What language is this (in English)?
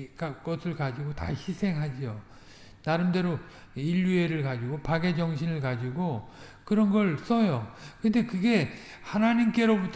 Korean